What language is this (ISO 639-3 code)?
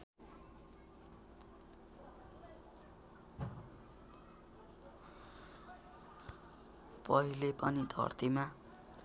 nep